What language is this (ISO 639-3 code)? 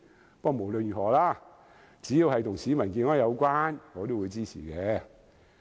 yue